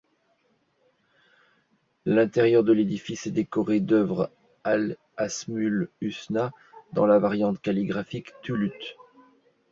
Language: French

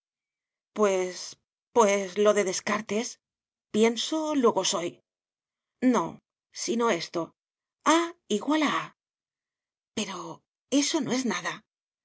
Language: Spanish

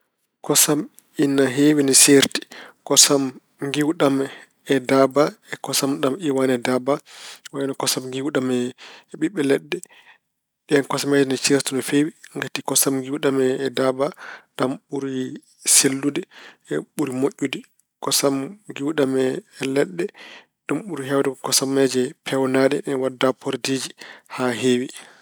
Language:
Fula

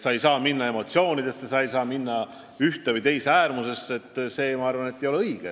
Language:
Estonian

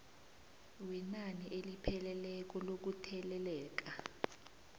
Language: South Ndebele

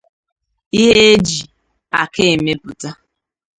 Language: Igbo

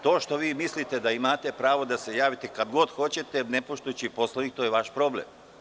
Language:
Serbian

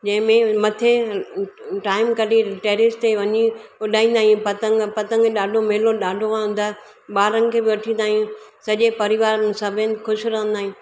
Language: Sindhi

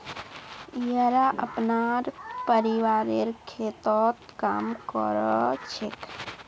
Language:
Magahi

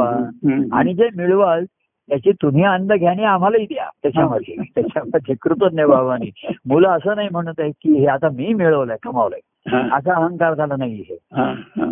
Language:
Marathi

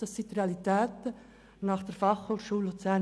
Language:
Swiss German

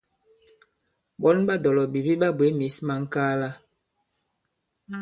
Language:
Bankon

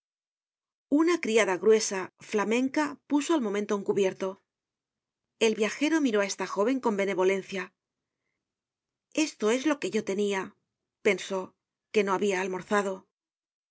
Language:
Spanish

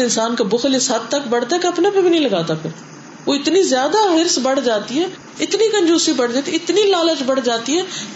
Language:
Urdu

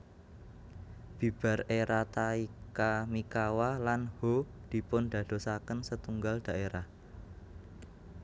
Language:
Javanese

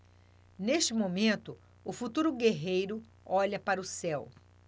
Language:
Portuguese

